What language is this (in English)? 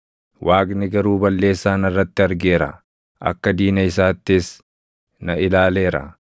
Oromo